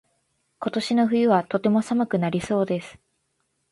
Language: Japanese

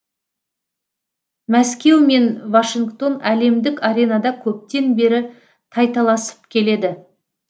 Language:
Kazakh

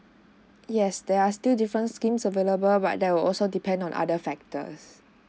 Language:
English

